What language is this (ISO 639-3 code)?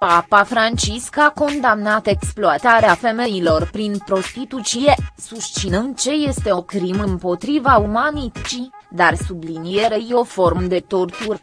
ron